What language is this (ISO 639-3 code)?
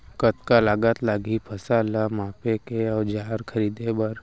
hne